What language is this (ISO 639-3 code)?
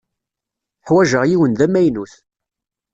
kab